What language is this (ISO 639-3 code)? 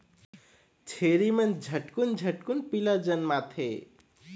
hne